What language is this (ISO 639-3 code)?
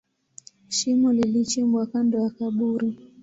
swa